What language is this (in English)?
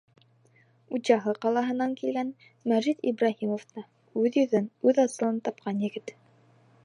Bashkir